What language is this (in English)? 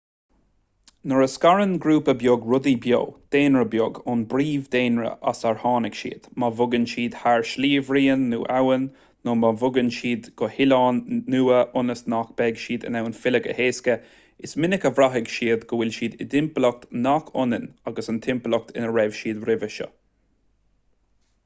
Irish